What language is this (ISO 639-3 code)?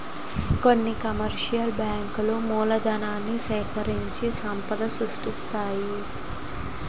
tel